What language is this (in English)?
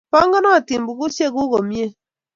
Kalenjin